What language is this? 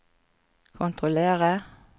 Norwegian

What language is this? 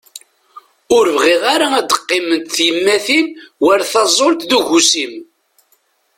Kabyle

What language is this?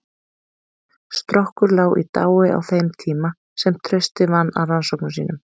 Icelandic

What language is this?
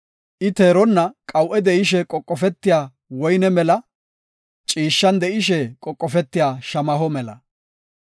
Gofa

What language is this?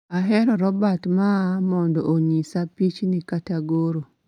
Luo (Kenya and Tanzania)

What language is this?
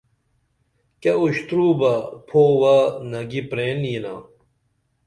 Dameli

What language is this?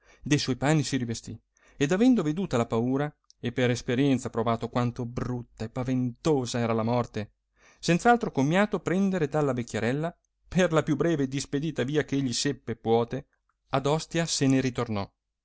Italian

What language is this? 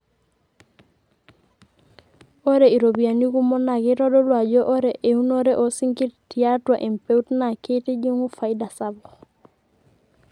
Masai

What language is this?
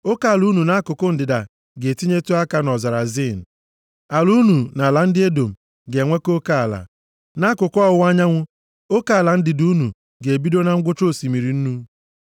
Igbo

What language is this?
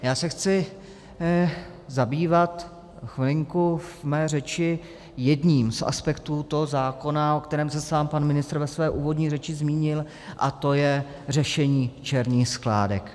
Czech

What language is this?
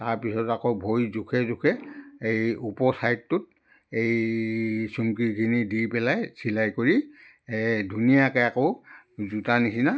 Assamese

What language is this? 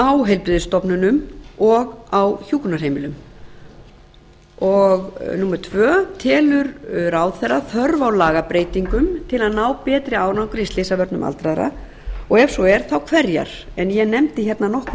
Icelandic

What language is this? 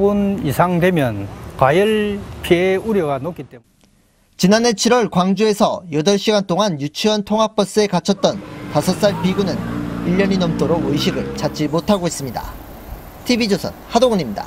Korean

